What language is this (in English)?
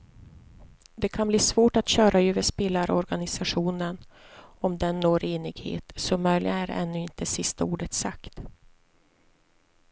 Swedish